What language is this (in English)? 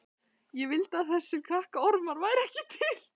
Icelandic